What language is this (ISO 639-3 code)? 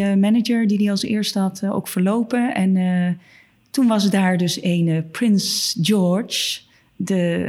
nld